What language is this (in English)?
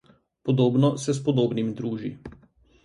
Slovenian